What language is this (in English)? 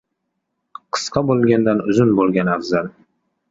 Uzbek